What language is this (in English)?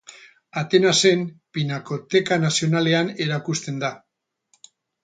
Basque